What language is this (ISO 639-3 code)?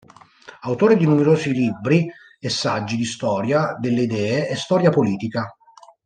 ita